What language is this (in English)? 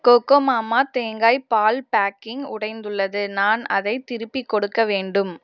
Tamil